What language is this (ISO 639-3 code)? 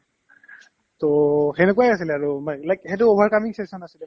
asm